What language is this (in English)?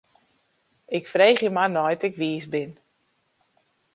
Western Frisian